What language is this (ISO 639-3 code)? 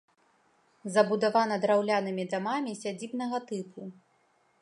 bel